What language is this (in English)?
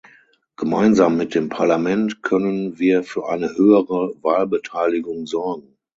German